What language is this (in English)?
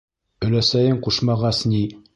Bashkir